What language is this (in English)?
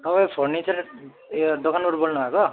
Nepali